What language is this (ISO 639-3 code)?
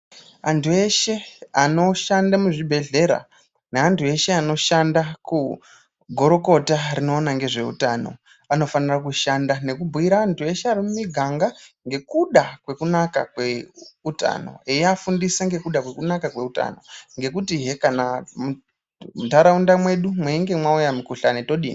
ndc